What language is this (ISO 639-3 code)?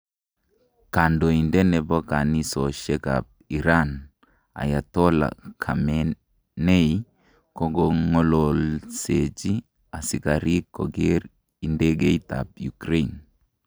kln